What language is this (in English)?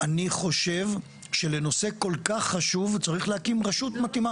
Hebrew